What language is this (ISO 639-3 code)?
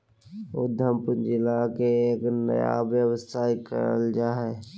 mag